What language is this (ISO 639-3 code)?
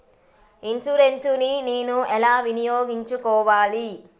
tel